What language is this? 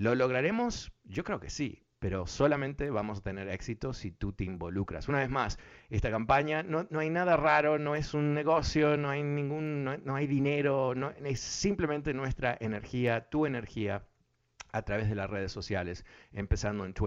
Spanish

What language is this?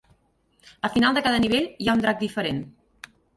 Catalan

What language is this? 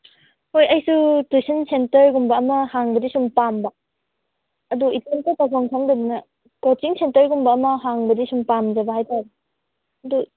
Manipuri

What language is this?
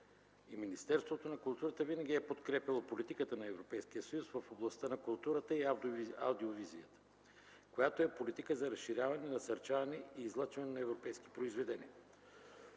Bulgarian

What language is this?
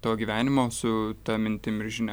Lithuanian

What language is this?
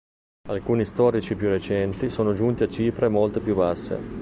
Italian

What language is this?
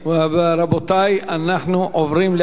Hebrew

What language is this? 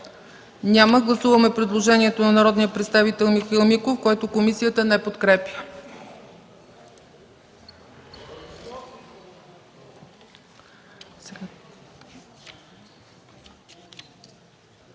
Bulgarian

